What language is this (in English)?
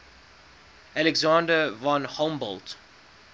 English